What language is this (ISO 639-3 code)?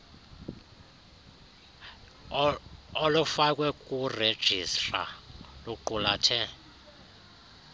xho